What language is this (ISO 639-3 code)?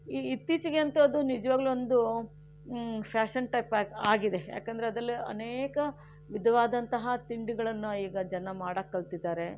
kan